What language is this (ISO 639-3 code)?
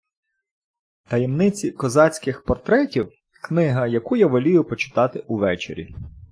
ukr